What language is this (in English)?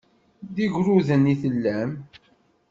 Kabyle